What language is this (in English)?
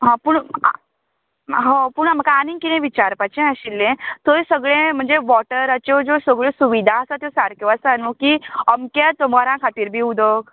Konkani